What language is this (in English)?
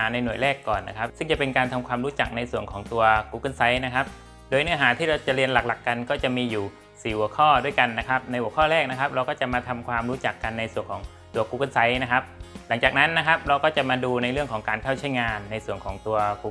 Thai